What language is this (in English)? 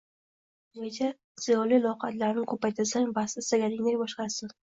Uzbek